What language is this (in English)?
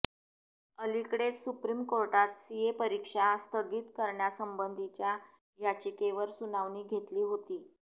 Marathi